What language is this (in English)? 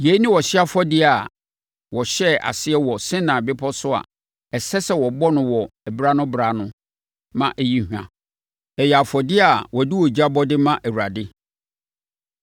Akan